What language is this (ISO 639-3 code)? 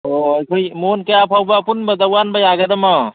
mni